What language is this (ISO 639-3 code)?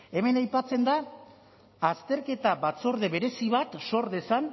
eus